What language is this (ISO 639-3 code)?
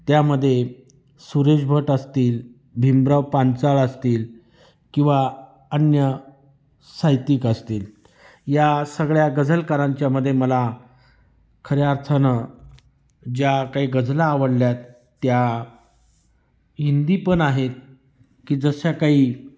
mar